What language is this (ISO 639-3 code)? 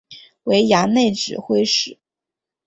zho